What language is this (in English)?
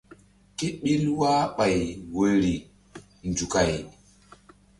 Mbum